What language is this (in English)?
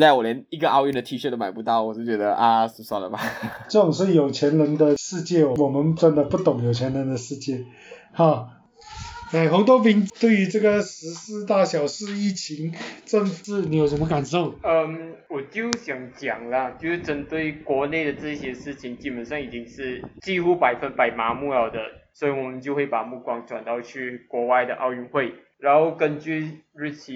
Chinese